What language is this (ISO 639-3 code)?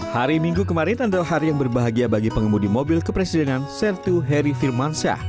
ind